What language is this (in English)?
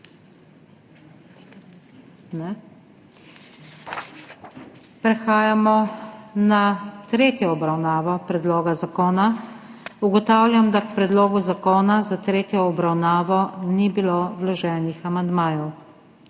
Slovenian